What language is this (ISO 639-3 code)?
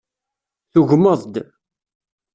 kab